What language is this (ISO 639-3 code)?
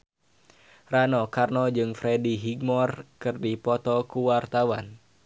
sun